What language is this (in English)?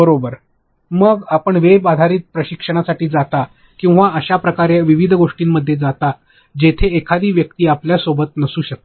Marathi